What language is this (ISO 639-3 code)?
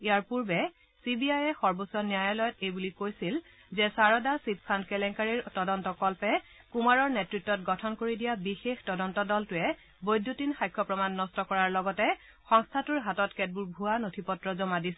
asm